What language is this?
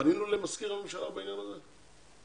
Hebrew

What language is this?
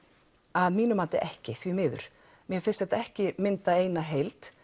Icelandic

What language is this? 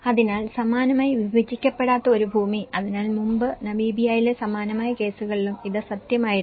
Malayalam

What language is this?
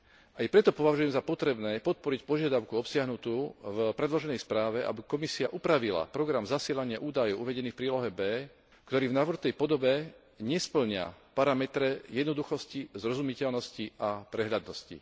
Slovak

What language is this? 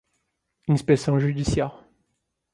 Portuguese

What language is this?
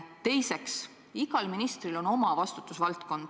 Estonian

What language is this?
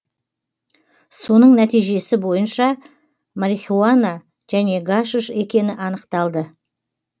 Kazakh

